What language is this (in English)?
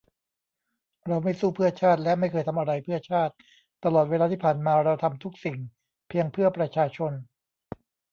Thai